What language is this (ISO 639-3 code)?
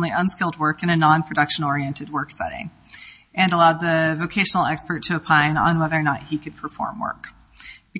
eng